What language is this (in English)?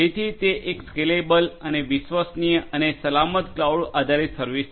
Gujarati